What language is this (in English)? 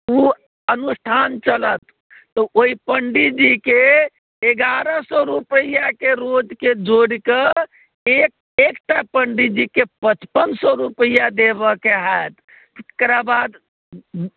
Maithili